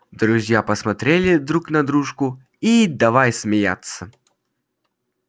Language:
Russian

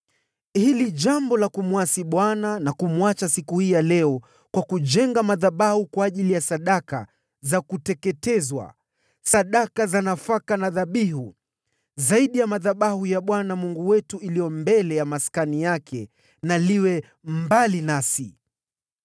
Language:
Swahili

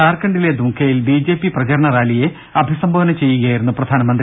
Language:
Malayalam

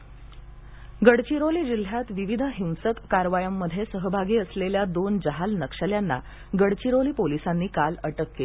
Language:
Marathi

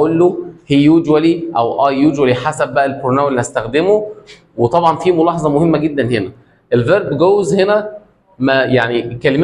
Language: Arabic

